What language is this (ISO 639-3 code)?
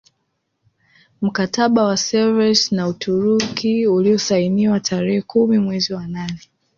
swa